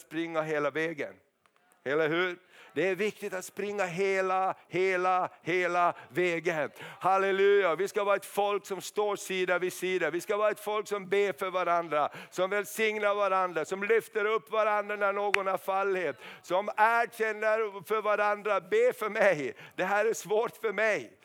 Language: Swedish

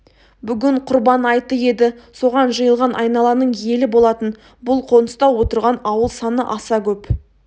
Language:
Kazakh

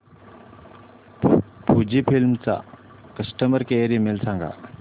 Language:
Marathi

